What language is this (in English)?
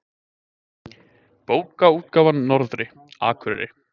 Icelandic